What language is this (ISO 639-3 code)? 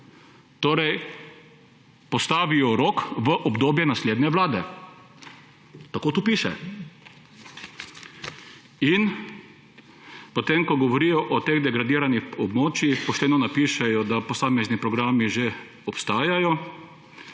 slv